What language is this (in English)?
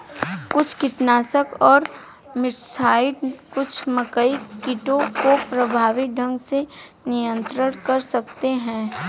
Hindi